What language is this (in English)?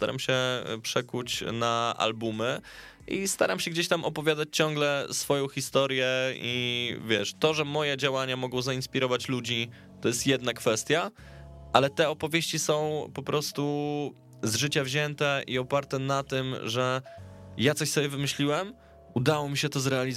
Polish